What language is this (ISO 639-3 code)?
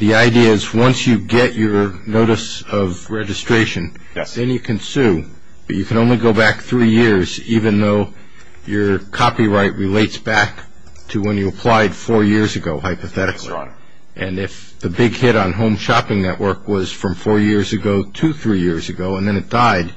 eng